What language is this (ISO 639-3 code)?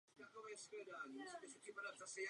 ces